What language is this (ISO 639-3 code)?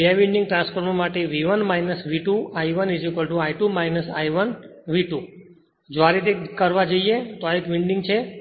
guj